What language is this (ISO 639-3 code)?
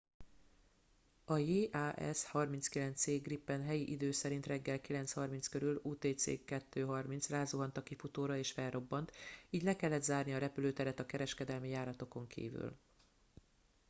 hun